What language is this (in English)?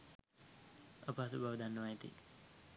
Sinhala